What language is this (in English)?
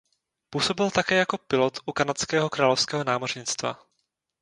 Czech